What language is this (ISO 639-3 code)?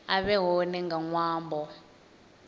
ven